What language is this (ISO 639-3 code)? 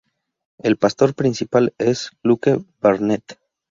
spa